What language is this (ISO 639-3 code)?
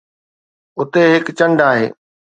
snd